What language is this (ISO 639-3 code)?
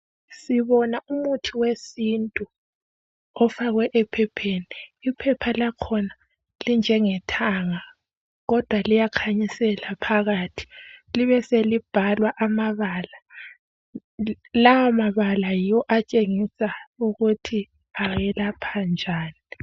nde